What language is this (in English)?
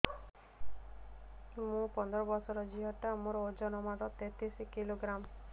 Odia